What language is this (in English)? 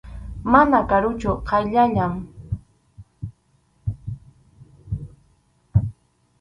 Arequipa-La Unión Quechua